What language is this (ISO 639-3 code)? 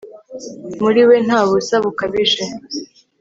kin